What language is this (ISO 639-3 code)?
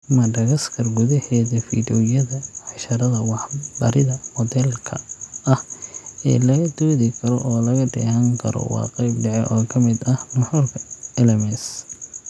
som